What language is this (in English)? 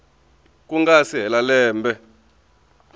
Tsonga